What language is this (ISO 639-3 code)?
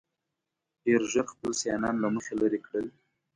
pus